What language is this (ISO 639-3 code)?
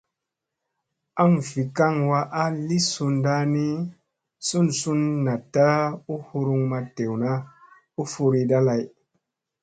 mse